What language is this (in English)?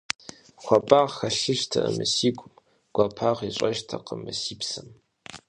Kabardian